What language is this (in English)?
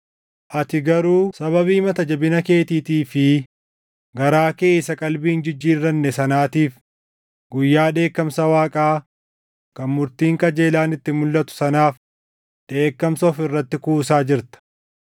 Oromo